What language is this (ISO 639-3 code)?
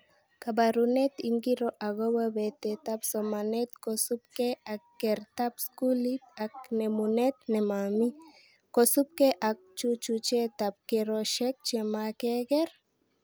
kln